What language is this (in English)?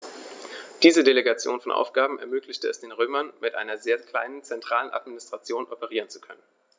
German